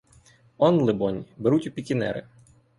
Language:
Ukrainian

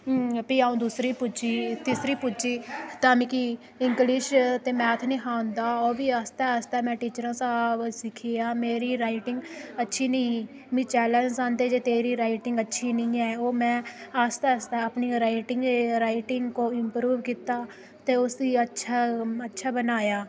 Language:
Dogri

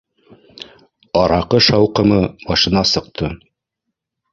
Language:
Bashkir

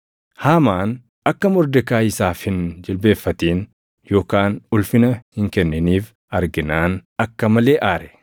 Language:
Oromo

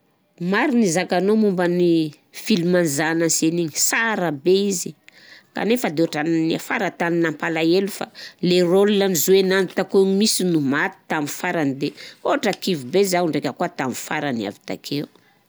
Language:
Southern Betsimisaraka Malagasy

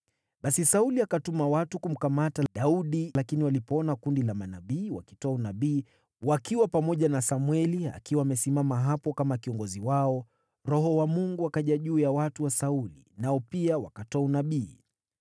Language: Swahili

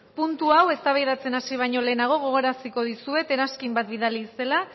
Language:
Basque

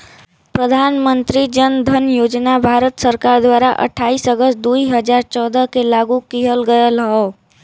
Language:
Bhojpuri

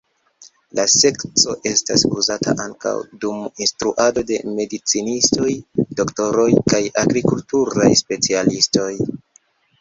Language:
Esperanto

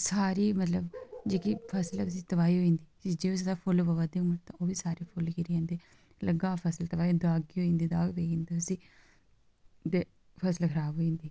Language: Dogri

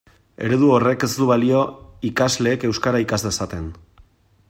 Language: Basque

